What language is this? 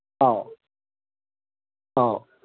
Manipuri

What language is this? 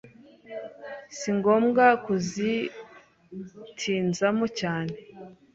Kinyarwanda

